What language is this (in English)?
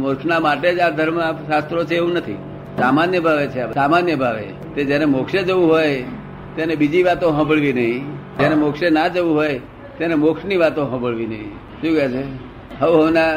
Gujarati